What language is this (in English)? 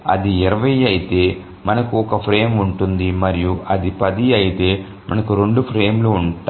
Telugu